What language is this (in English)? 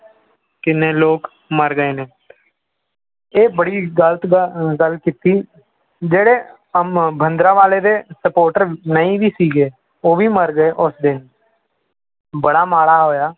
Punjabi